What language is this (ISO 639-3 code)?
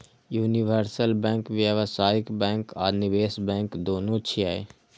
mai